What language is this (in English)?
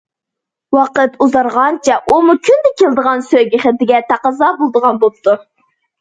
Uyghur